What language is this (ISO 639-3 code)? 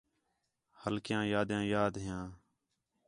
xhe